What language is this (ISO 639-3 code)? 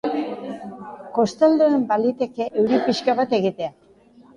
eus